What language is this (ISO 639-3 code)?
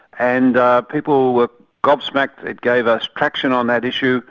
eng